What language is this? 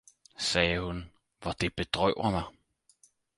Danish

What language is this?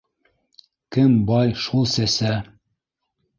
Bashkir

